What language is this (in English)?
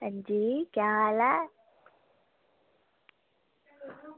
Dogri